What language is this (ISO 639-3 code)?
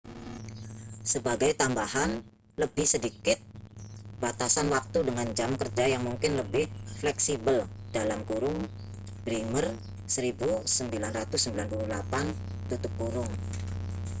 ind